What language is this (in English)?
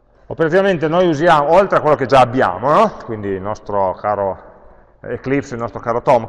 Italian